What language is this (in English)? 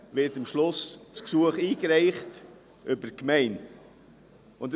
Swiss German